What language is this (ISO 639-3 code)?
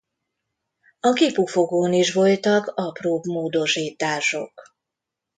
hun